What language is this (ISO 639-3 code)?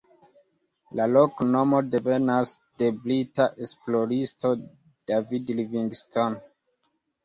epo